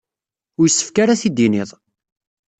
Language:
Kabyle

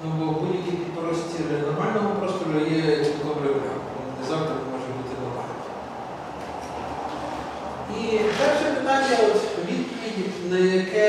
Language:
Ukrainian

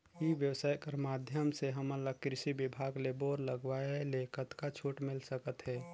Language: Chhattisgarhi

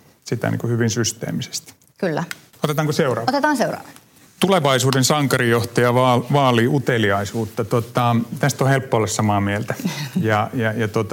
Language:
Finnish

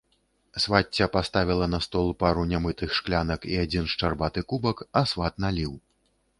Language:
Belarusian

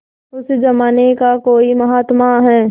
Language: Hindi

